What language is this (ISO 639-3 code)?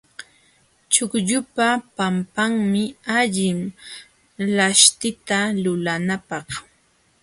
qxw